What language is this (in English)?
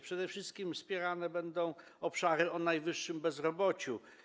Polish